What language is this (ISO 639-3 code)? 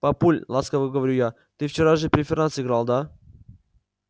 rus